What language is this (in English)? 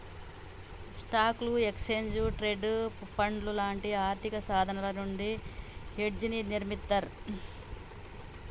Telugu